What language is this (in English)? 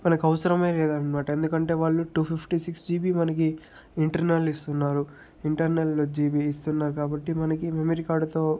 Telugu